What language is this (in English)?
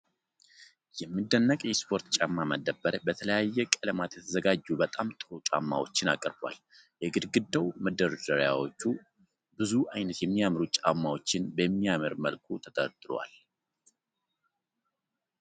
Amharic